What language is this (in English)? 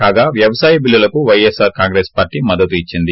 Telugu